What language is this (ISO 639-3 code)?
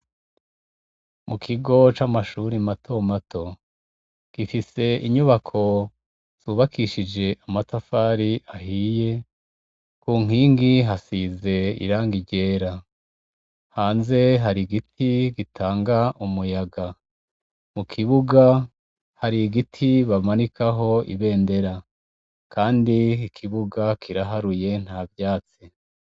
run